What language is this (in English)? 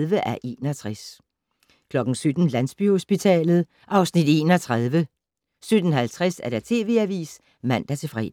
Danish